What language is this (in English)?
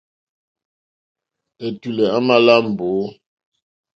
Mokpwe